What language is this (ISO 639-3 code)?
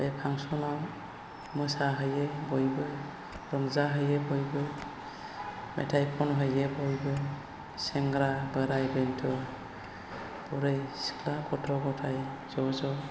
brx